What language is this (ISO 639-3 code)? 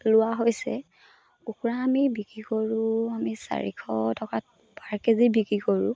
asm